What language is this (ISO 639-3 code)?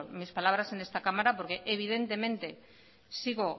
spa